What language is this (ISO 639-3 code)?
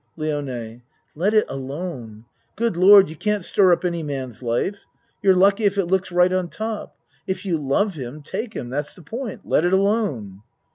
eng